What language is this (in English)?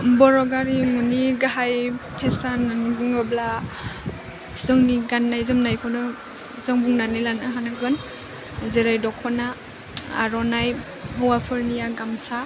Bodo